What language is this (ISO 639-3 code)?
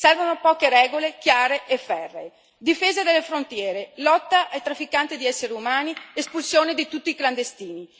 ita